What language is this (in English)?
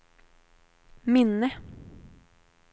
Swedish